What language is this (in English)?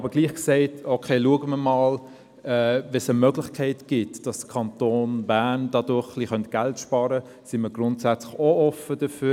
Swiss German